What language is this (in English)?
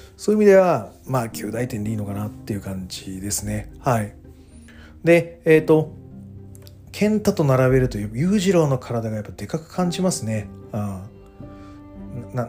Japanese